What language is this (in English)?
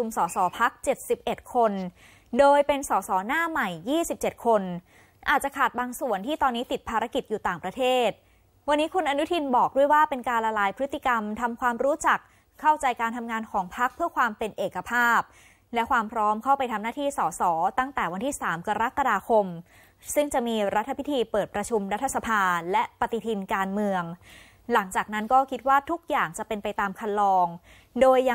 Thai